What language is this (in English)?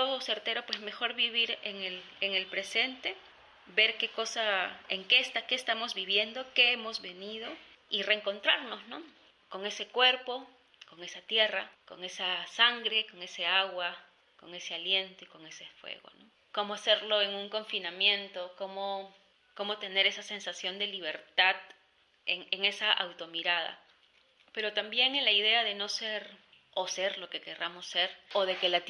Spanish